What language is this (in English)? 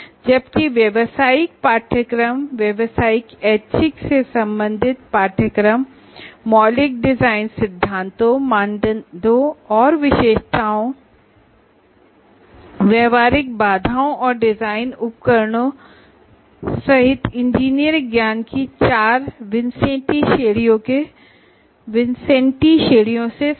Hindi